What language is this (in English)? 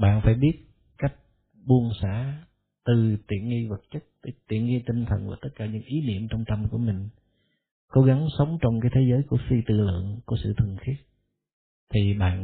Vietnamese